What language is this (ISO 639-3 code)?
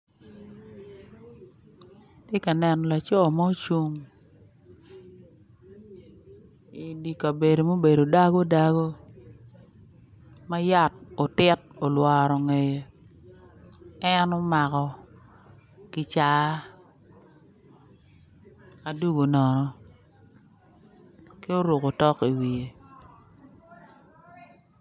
ach